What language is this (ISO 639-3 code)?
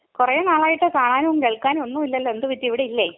mal